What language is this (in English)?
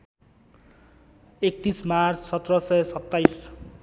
Nepali